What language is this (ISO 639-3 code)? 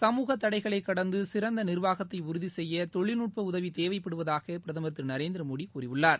tam